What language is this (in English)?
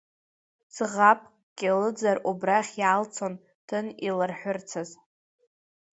Abkhazian